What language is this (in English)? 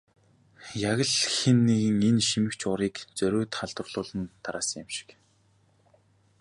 Mongolian